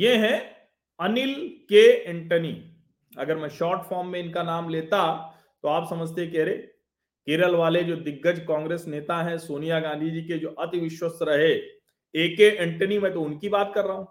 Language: Hindi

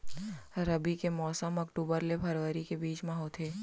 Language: Chhattisgarhi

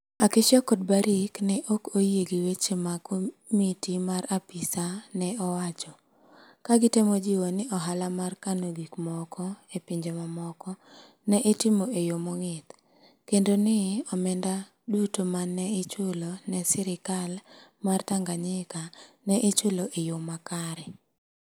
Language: Luo (Kenya and Tanzania)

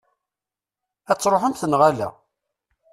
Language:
Kabyle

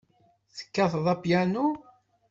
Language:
Kabyle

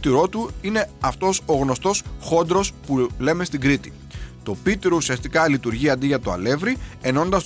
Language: Greek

